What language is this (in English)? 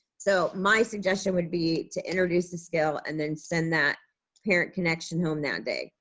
English